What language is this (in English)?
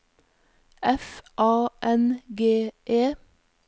Norwegian